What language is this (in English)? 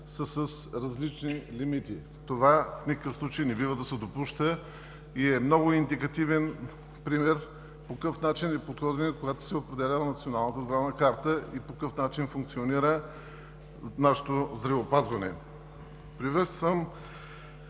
Bulgarian